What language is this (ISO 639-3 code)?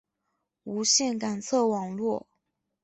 zho